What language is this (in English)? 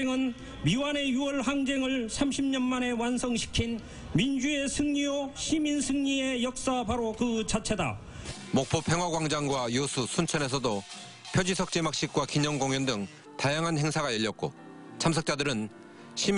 Korean